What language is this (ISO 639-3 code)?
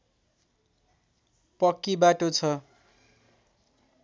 nep